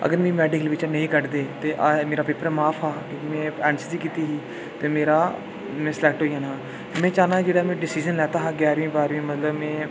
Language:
Dogri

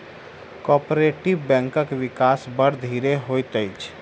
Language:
Maithili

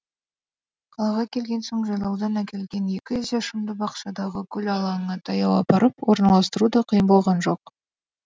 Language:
Kazakh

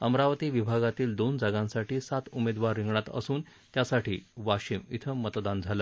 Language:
Marathi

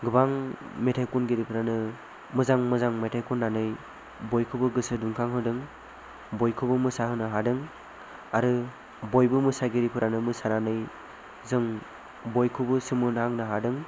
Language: Bodo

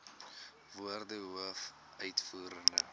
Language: Afrikaans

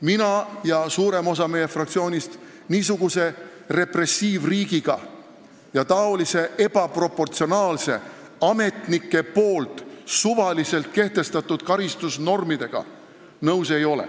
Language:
Estonian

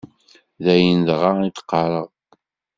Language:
Kabyle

